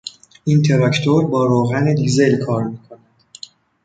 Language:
Persian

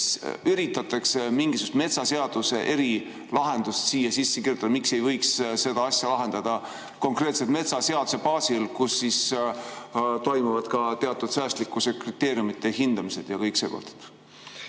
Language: Estonian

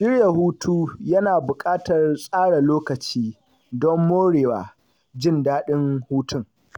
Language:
Hausa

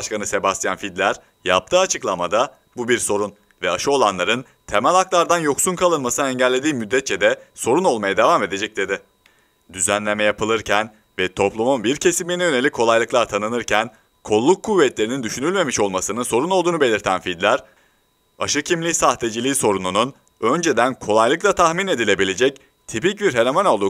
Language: Turkish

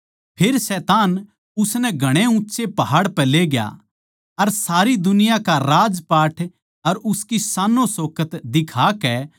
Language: Haryanvi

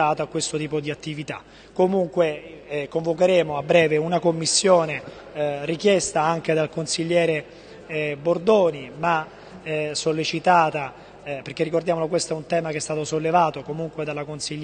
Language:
Italian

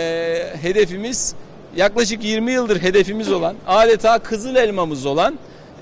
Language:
Turkish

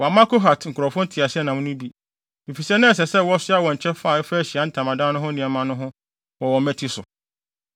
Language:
Akan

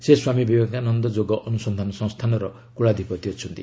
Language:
Odia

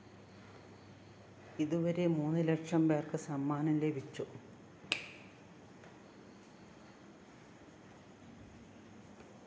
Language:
Malayalam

